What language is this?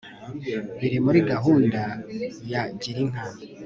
Kinyarwanda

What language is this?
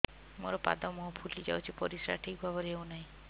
Odia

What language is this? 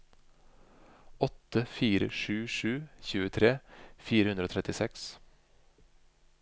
Norwegian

